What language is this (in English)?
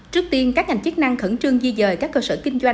Vietnamese